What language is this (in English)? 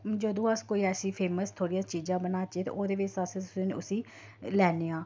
Dogri